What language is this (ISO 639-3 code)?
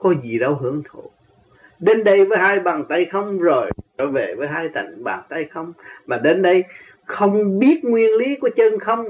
vie